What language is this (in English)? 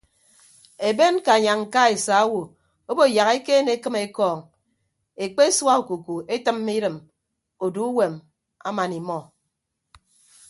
Ibibio